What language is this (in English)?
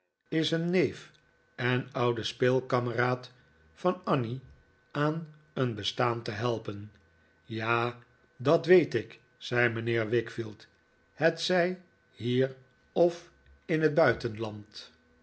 Dutch